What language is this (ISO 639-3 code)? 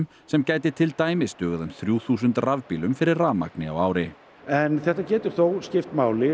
isl